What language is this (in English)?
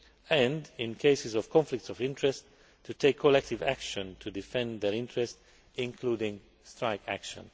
English